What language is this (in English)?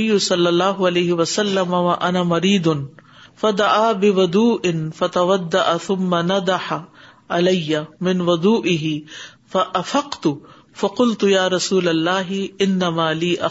Urdu